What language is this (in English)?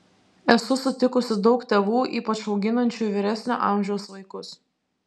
Lithuanian